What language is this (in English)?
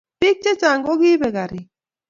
Kalenjin